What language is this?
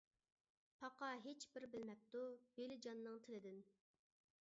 Uyghur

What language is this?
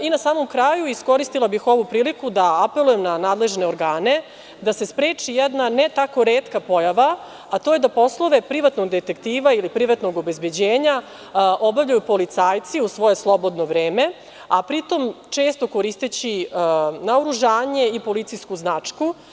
Serbian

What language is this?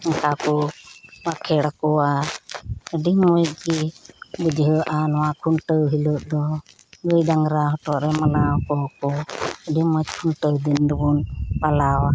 Santali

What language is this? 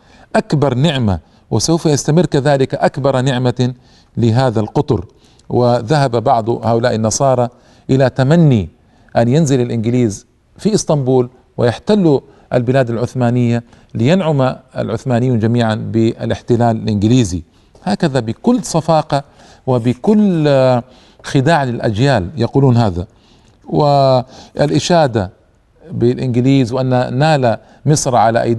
Arabic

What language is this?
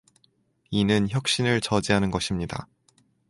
Korean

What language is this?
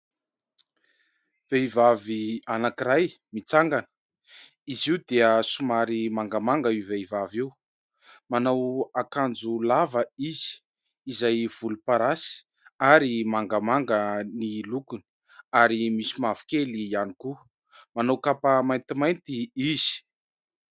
Malagasy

